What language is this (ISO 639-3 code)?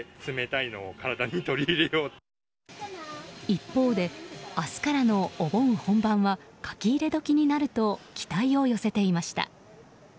jpn